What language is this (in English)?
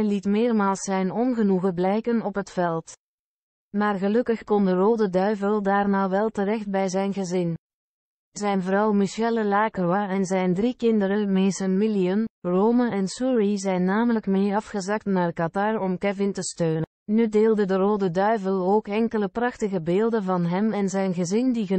Dutch